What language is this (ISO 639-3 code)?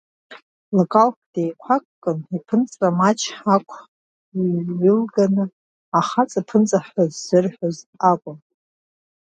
abk